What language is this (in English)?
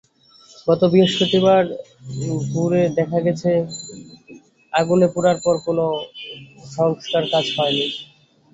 Bangla